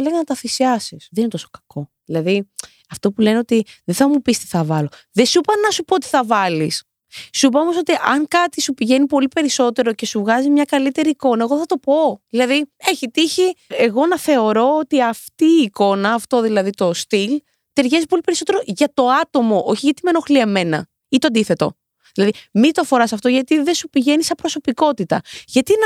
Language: Greek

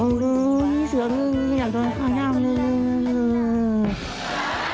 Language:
Thai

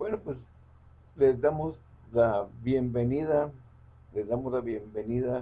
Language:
Spanish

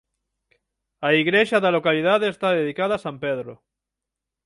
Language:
Galician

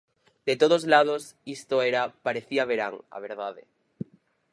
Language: Galician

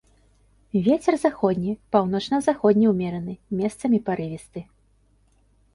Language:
Belarusian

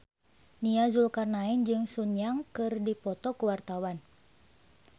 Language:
Sundanese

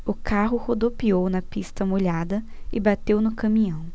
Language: Portuguese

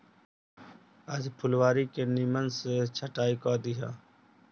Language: Bhojpuri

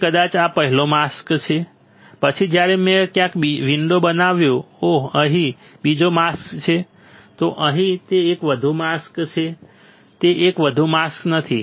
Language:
Gujarati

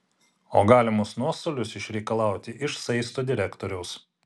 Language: Lithuanian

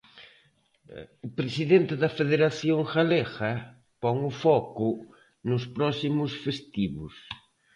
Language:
Galician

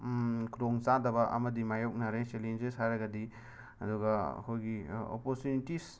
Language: Manipuri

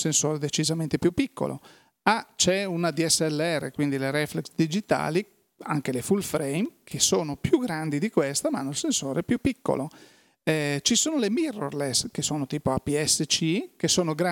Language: Italian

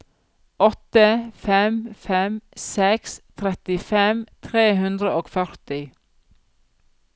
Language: Norwegian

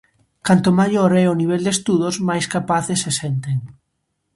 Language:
Galician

